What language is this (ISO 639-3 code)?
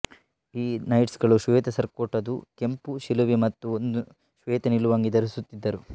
kan